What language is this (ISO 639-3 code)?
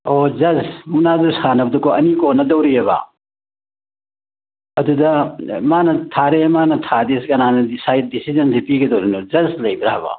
mni